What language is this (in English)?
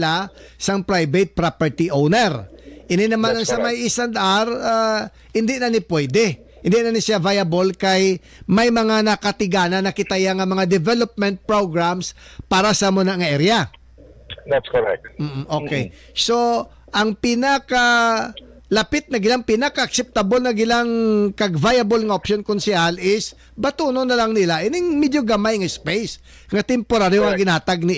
Filipino